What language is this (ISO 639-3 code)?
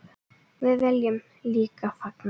isl